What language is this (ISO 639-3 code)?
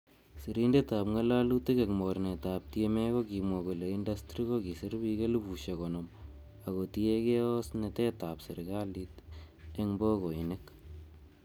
kln